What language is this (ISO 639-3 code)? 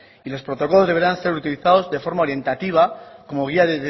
spa